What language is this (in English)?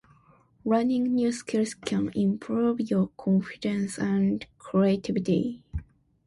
Japanese